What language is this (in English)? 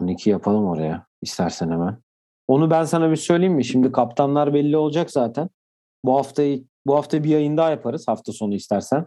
Turkish